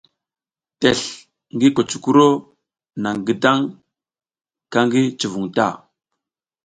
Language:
South Giziga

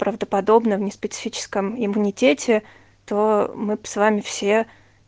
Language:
Russian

